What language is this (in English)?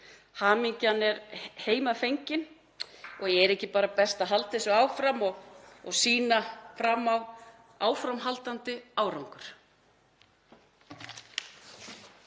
Icelandic